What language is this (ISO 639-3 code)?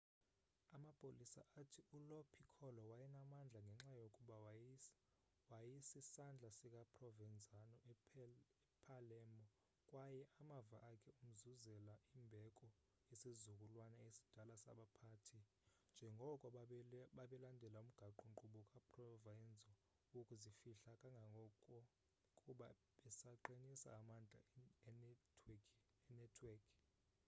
xho